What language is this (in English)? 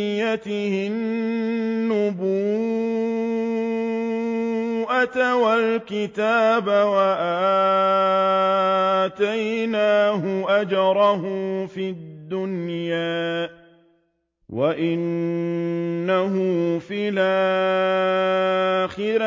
Arabic